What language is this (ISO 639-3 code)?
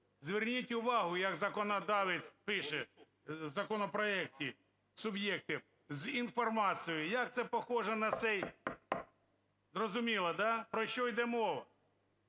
ukr